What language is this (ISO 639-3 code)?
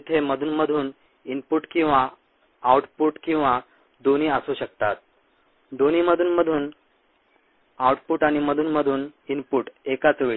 mar